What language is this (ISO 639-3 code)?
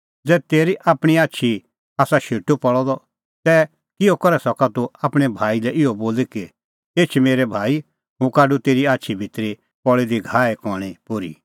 kfx